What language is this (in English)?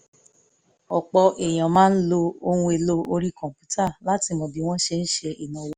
Yoruba